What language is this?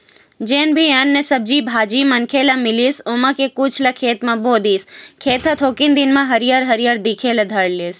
Chhattisgarhi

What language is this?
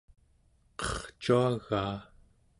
Central Yupik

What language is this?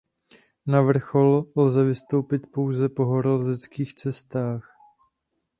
Czech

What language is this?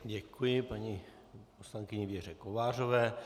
Czech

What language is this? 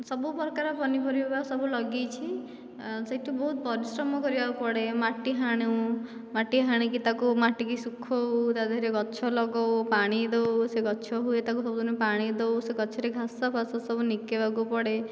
Odia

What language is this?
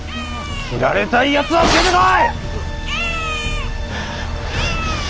Japanese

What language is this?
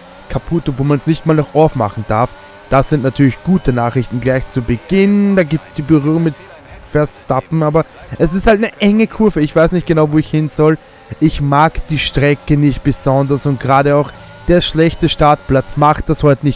German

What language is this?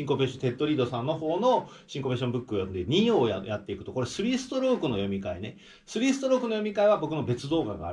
Japanese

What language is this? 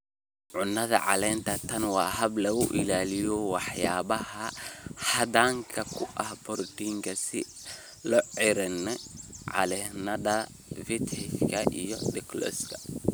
Somali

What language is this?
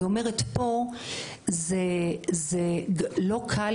Hebrew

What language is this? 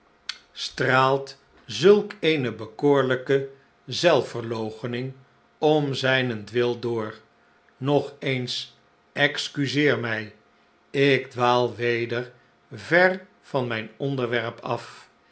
Dutch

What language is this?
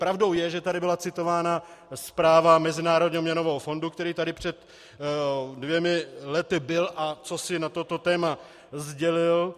Czech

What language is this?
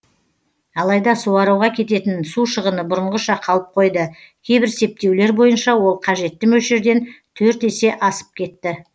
Kazakh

